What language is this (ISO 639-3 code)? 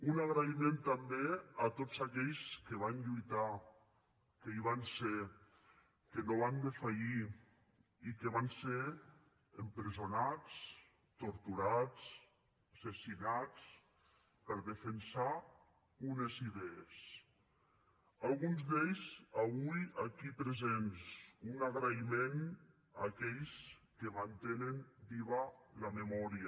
cat